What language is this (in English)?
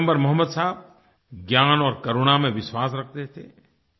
Hindi